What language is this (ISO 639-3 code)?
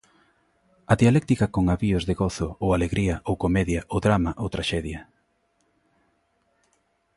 glg